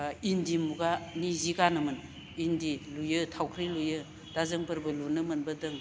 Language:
Bodo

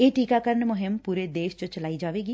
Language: Punjabi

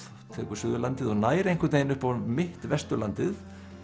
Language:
Icelandic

